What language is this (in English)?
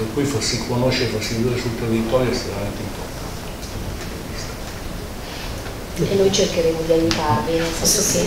Italian